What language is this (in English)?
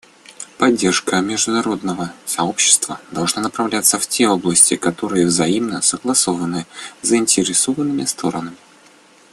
Russian